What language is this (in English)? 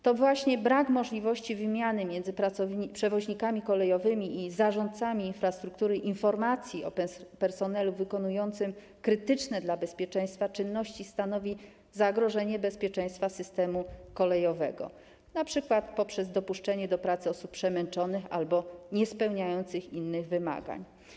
Polish